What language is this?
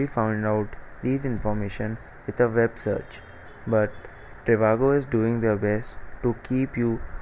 English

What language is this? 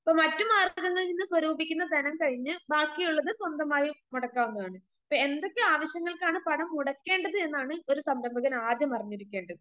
Malayalam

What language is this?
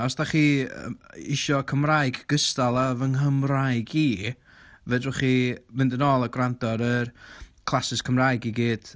Welsh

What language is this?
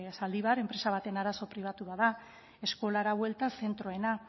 Basque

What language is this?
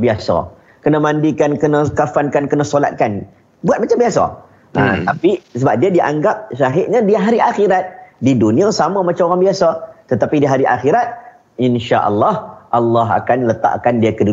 Malay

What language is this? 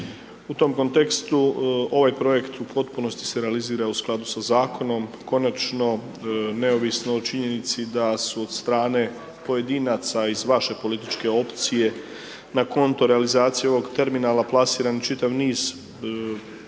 Croatian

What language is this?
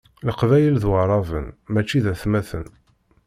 Kabyle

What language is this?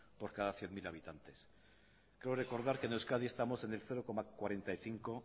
Spanish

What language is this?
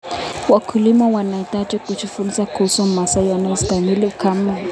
Kalenjin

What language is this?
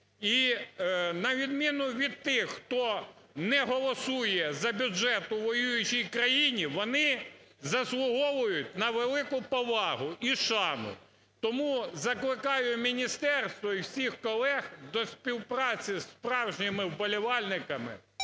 Ukrainian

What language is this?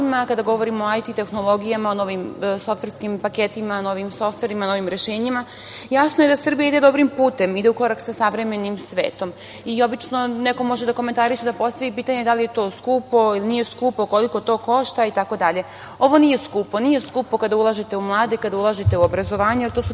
Serbian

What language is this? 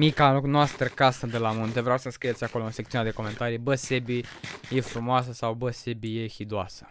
Romanian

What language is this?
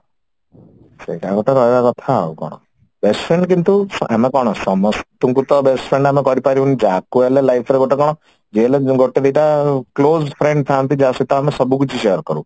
Odia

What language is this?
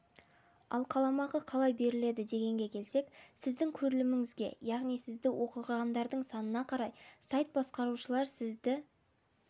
Kazakh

